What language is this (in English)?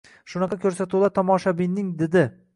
Uzbek